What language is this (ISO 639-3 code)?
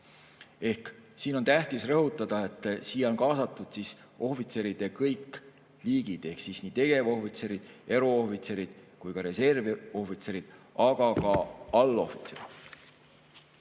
est